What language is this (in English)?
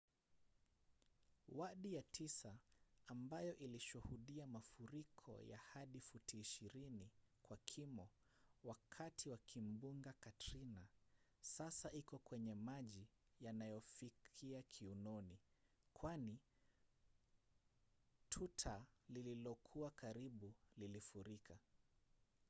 Swahili